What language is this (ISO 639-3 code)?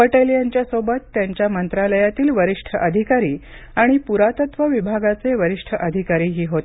mar